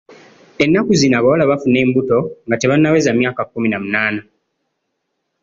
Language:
Ganda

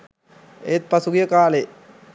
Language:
Sinhala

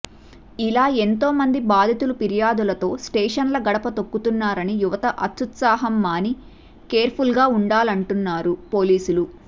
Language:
Telugu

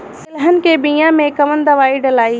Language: Bhojpuri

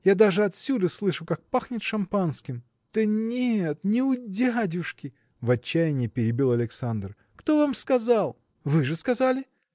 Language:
Russian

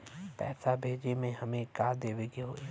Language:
Bhojpuri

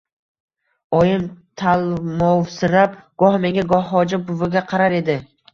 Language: Uzbek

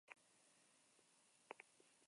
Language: Basque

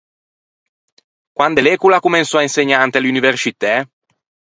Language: Ligurian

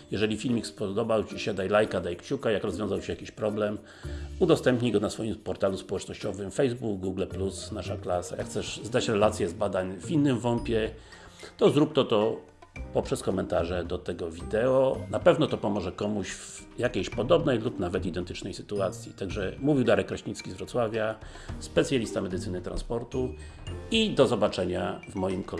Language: Polish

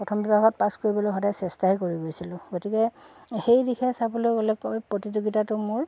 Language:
Assamese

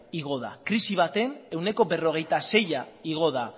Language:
Basque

